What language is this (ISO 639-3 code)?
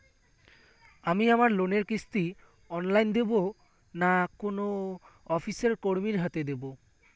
ben